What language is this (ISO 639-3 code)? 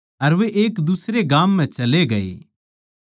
bgc